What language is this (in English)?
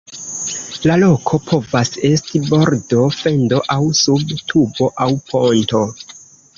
Esperanto